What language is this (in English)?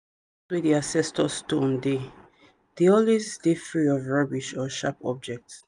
Nigerian Pidgin